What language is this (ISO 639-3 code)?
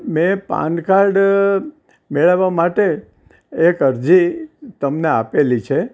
guj